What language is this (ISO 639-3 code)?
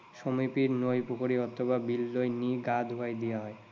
asm